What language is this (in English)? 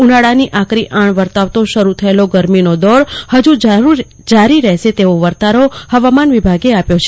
Gujarati